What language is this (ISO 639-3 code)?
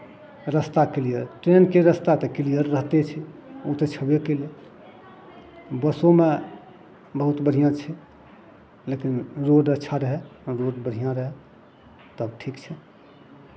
mai